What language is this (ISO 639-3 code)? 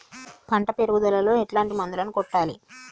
tel